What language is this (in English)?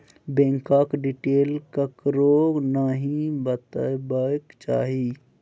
Maithili